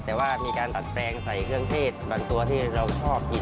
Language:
Thai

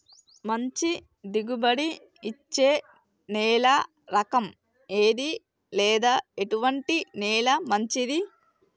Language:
Telugu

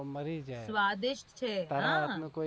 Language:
Gujarati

